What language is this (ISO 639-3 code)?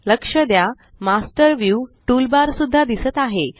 mar